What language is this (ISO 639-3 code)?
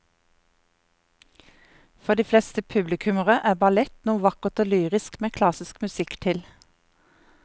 nor